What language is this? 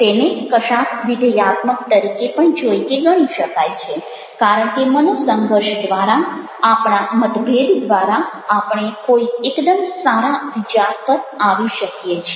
Gujarati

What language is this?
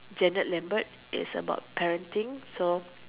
English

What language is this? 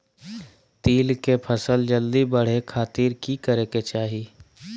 Magahi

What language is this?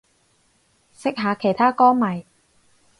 Cantonese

